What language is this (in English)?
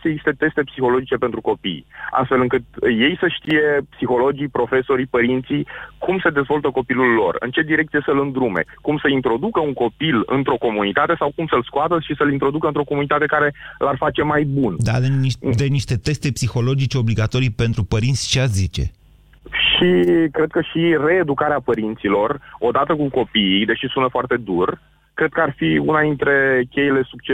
Romanian